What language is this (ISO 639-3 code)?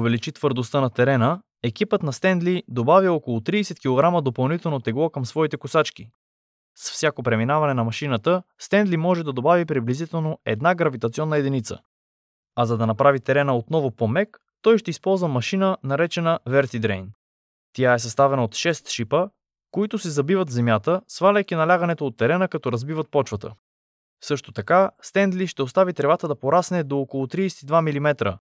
bul